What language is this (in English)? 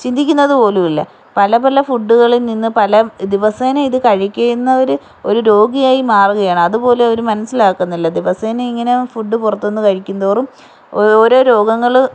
Malayalam